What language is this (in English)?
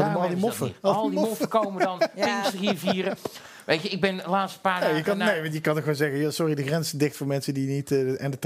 Dutch